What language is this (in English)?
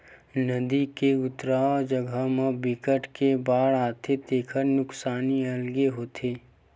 Chhattisgarhi